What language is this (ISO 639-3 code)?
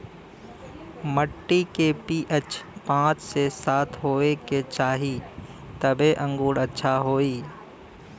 bho